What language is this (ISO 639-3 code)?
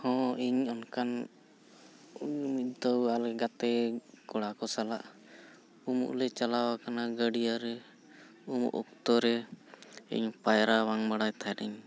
sat